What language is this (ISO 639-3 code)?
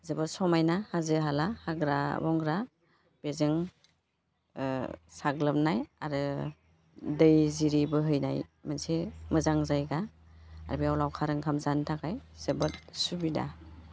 brx